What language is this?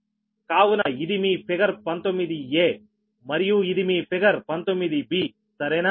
Telugu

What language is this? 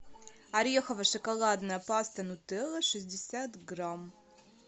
Russian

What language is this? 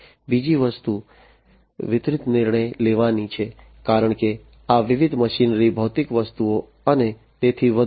Gujarati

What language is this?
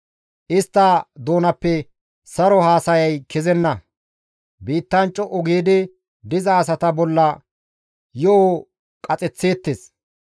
Gamo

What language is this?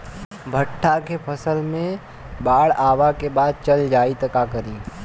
Bhojpuri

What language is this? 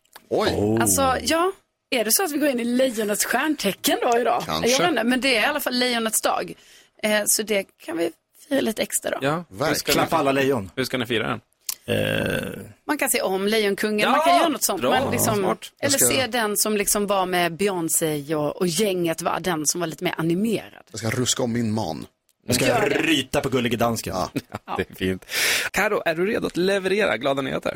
Swedish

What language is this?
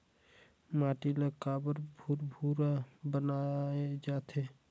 Chhattisgarhi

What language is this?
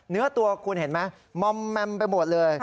Thai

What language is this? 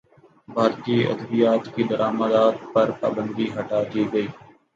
Urdu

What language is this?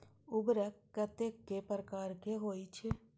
Maithili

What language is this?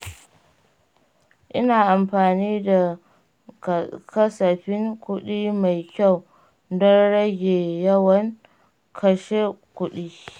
Hausa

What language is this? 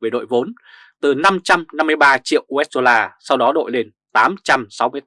Vietnamese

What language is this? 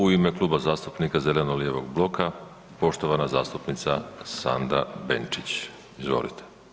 Croatian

